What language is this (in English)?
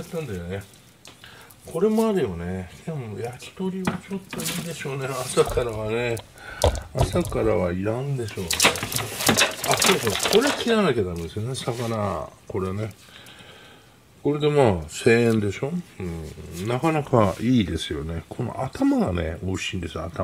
Japanese